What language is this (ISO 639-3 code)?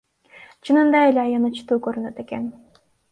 kir